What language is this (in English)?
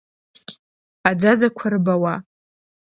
Abkhazian